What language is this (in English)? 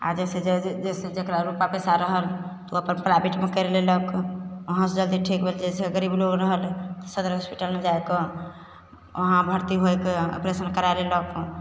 Maithili